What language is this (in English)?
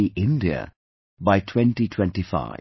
English